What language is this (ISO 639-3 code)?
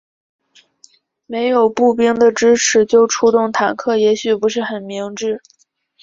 zho